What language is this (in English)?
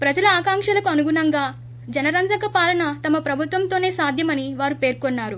Telugu